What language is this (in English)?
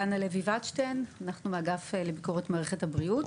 Hebrew